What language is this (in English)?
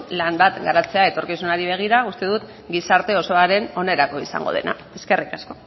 Basque